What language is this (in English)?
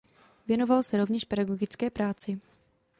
Czech